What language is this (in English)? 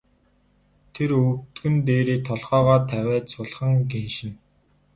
Mongolian